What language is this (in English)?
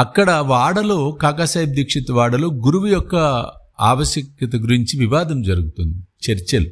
Telugu